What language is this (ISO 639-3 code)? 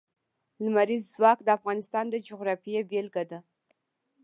pus